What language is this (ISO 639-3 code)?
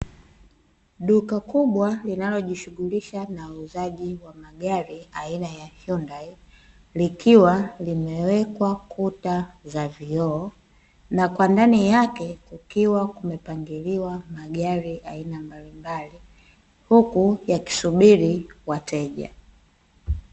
swa